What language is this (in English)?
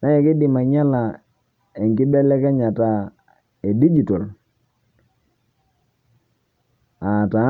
Masai